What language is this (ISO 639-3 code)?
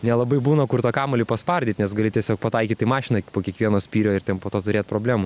lit